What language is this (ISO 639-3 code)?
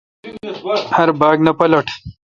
xka